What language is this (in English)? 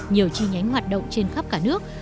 Vietnamese